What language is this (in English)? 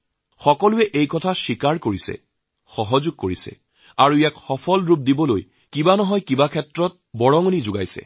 Assamese